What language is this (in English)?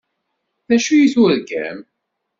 Kabyle